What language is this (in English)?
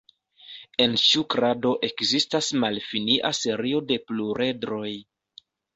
Esperanto